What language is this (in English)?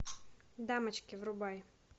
Russian